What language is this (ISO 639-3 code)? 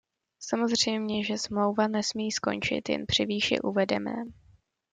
ces